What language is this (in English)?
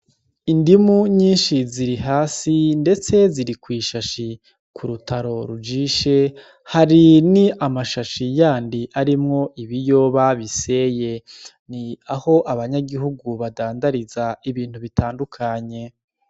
Rundi